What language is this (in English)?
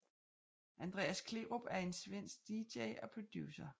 Danish